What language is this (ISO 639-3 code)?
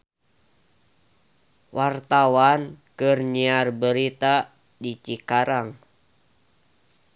sun